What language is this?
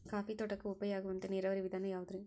Kannada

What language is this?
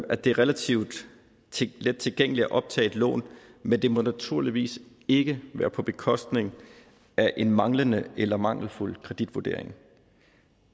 Danish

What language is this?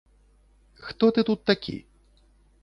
Belarusian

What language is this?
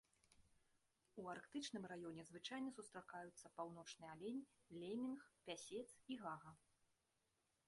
Belarusian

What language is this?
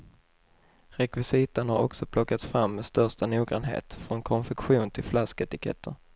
Swedish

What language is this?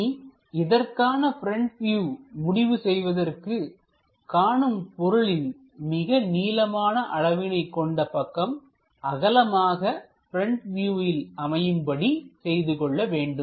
Tamil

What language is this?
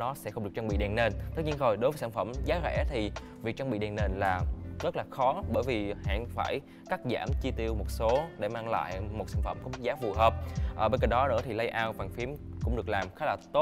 Vietnamese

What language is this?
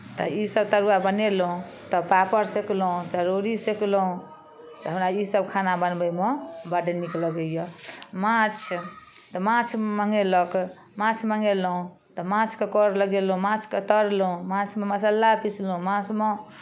Maithili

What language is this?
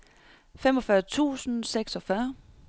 Danish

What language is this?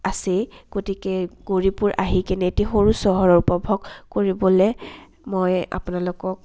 Assamese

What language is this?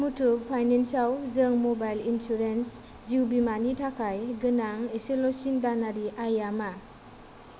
Bodo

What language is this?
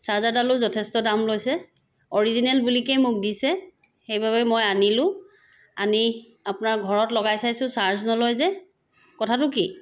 Assamese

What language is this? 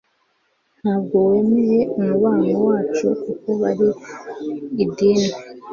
Kinyarwanda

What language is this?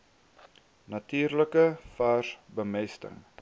Afrikaans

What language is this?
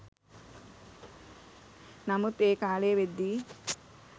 Sinhala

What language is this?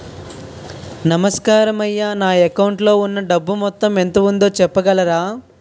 Telugu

